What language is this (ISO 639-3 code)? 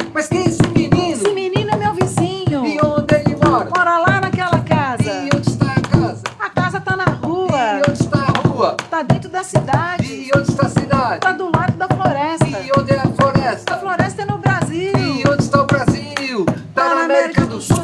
por